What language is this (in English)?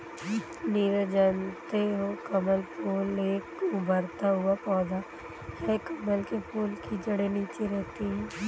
Hindi